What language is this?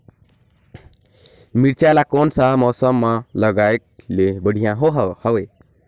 Chhattisgarhi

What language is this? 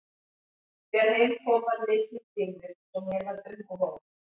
Icelandic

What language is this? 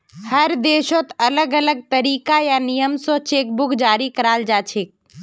Magahi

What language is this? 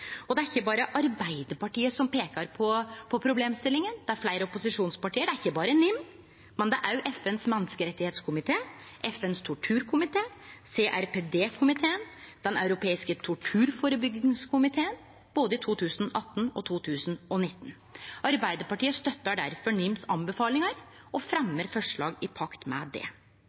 Norwegian Nynorsk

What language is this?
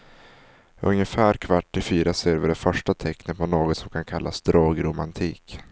Swedish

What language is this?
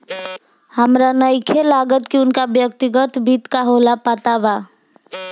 Bhojpuri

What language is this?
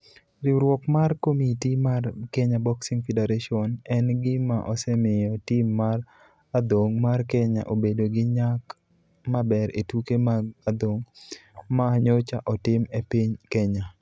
Luo (Kenya and Tanzania)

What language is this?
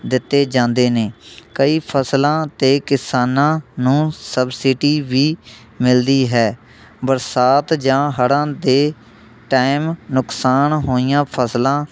Punjabi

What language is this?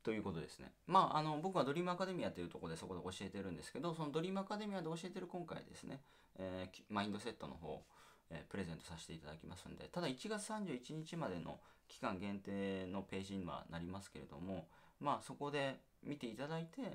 Japanese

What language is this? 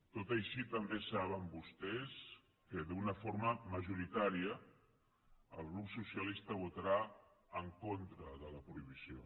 Catalan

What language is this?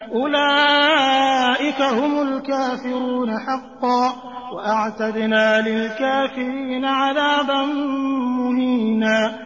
Arabic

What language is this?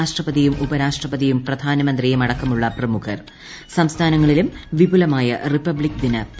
Malayalam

